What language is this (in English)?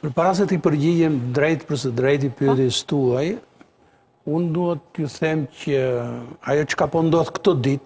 Romanian